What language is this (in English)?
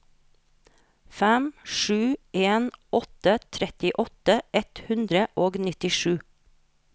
Norwegian